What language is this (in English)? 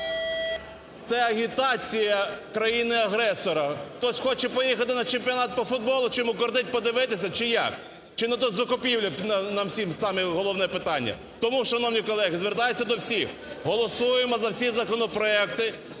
Ukrainian